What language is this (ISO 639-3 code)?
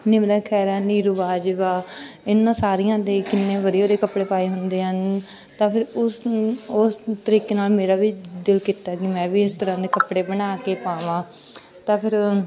pan